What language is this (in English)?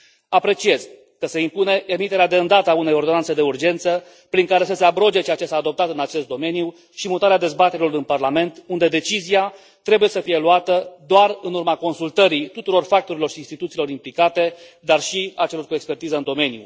Romanian